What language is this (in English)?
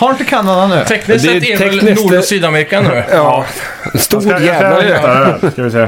Swedish